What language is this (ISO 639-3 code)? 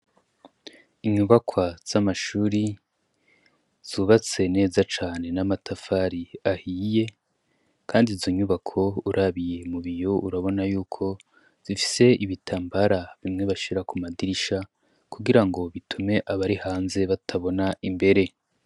run